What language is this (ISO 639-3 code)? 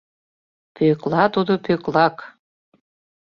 chm